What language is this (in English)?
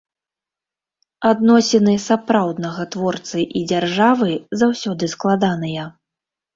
Belarusian